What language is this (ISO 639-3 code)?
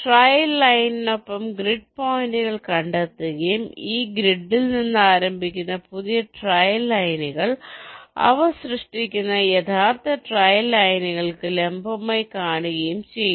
mal